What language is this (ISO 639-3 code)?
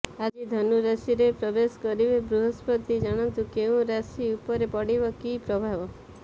ori